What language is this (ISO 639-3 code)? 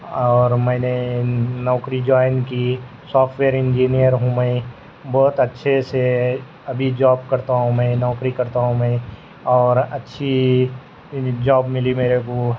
urd